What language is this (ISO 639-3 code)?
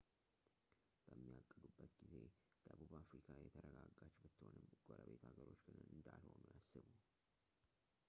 amh